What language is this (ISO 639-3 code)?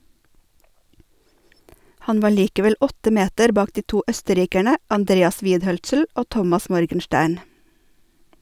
nor